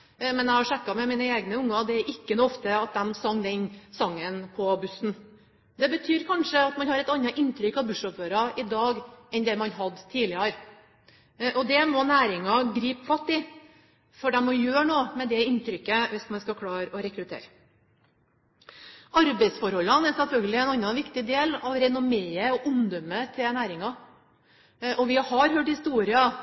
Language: Norwegian Bokmål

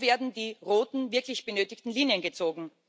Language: German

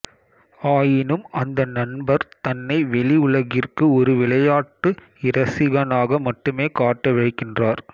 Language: Tamil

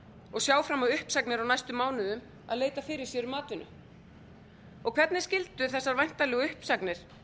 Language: Icelandic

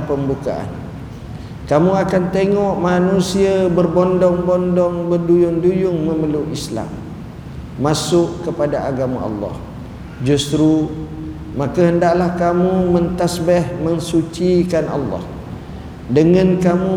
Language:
Malay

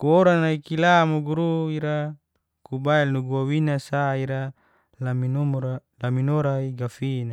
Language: Geser-Gorom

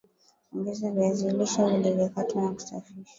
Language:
Swahili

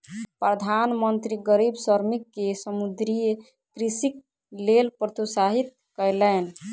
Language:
Maithili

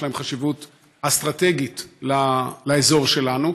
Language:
Hebrew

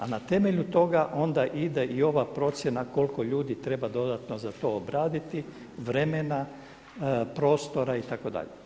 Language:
Croatian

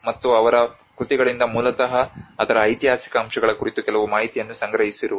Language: Kannada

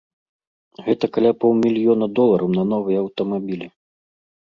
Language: Belarusian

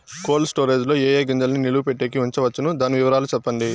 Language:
Telugu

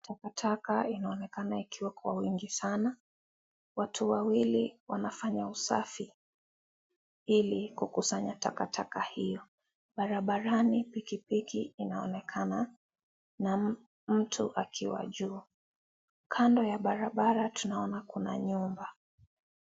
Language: Swahili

